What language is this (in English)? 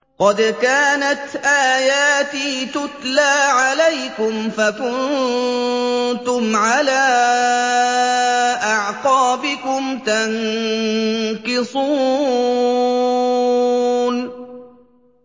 Arabic